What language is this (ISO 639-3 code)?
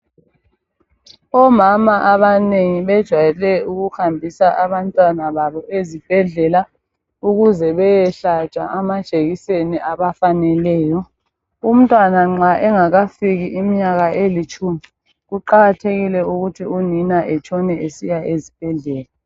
nde